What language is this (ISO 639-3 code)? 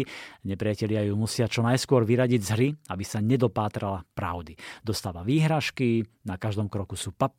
slk